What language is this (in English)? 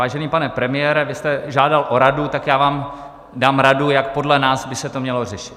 Czech